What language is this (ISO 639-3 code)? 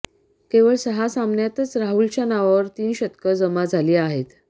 mar